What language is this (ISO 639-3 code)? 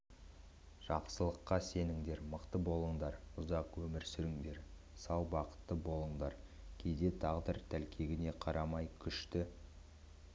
kaz